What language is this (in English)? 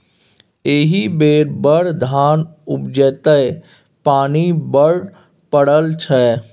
Maithili